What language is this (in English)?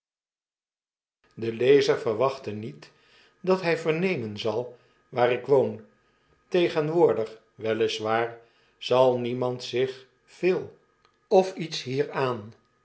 Dutch